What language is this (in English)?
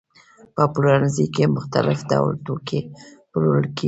Pashto